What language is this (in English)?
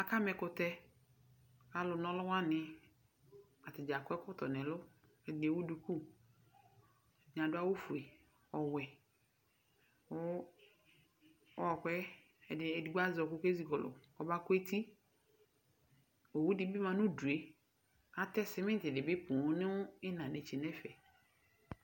Ikposo